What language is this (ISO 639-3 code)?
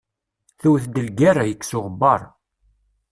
kab